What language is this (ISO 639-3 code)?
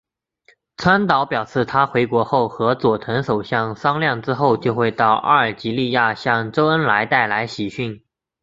zho